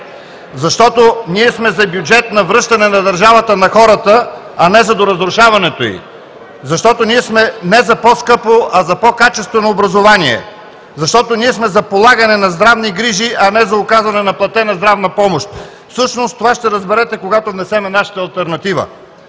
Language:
Bulgarian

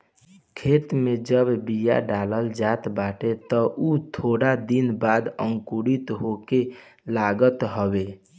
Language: Bhojpuri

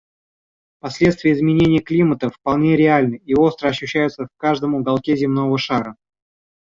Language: Russian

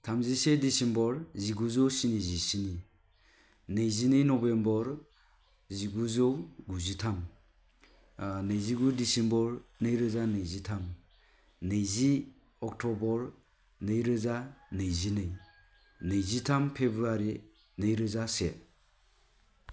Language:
Bodo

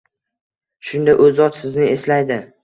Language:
Uzbek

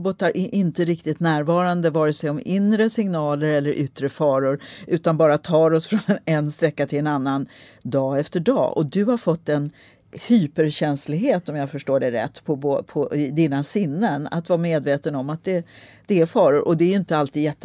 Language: Swedish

